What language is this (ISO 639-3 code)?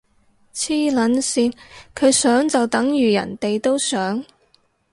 yue